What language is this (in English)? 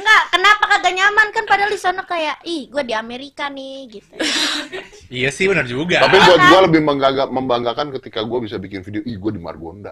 Indonesian